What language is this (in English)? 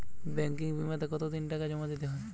Bangla